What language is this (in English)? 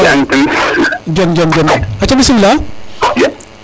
Serer